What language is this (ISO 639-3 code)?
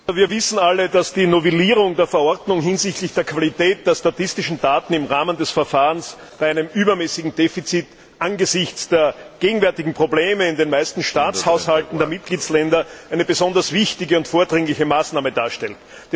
deu